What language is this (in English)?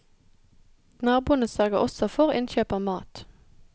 Norwegian